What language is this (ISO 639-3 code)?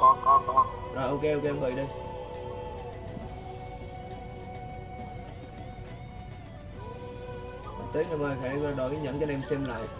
vie